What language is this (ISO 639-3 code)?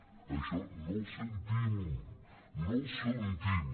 cat